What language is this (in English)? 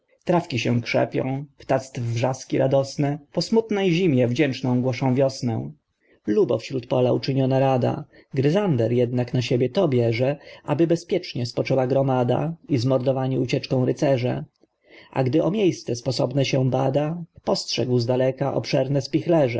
Polish